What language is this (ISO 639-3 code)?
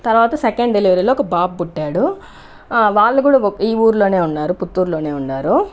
tel